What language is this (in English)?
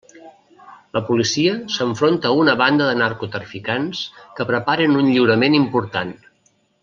Catalan